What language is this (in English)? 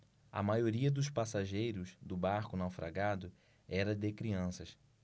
Portuguese